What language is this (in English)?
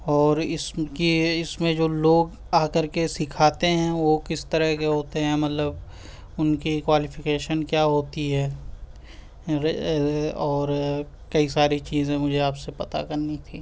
Urdu